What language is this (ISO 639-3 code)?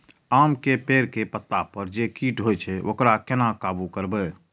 mai